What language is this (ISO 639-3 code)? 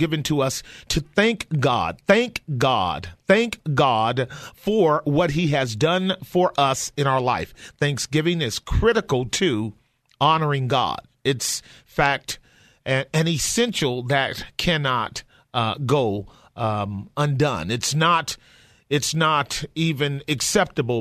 eng